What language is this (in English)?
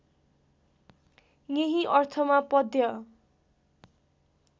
Nepali